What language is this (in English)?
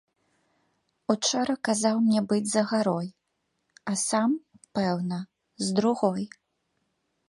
Belarusian